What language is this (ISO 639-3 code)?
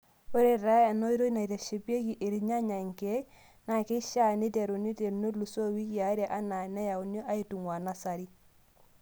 mas